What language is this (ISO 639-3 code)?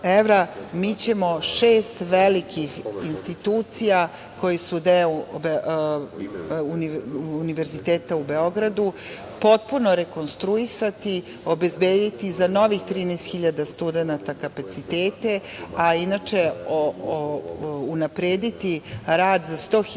srp